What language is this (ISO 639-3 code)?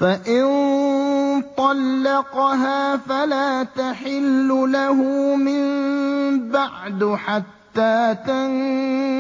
ara